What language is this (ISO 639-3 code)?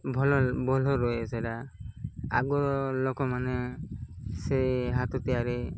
ori